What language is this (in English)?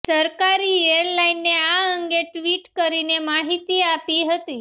Gujarati